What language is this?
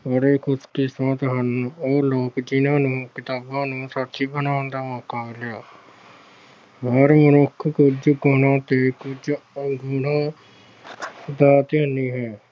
Punjabi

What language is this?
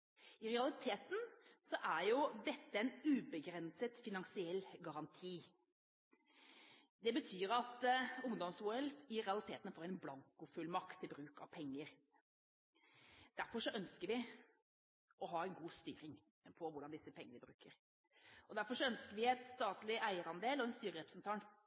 Norwegian Bokmål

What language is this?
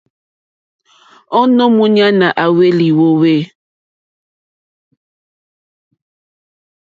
Mokpwe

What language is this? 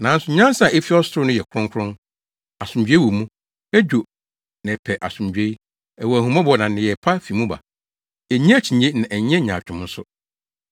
Akan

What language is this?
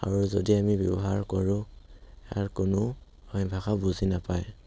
Assamese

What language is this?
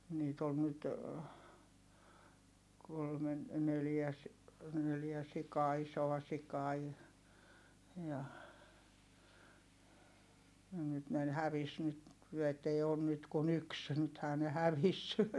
Finnish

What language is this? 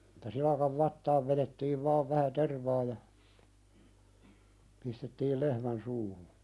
Finnish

